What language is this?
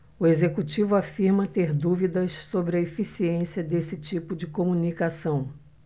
Portuguese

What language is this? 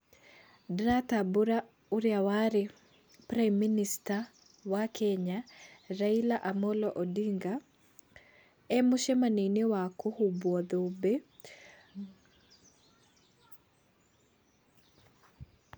Kikuyu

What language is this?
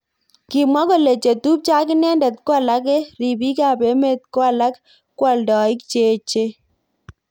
Kalenjin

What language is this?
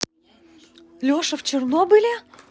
Russian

